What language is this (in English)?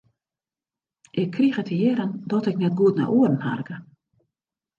Western Frisian